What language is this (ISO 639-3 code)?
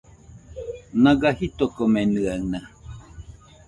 hux